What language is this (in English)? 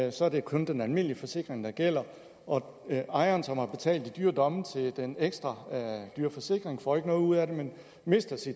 Danish